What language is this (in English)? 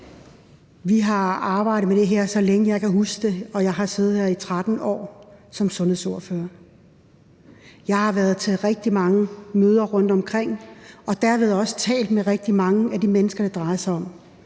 Danish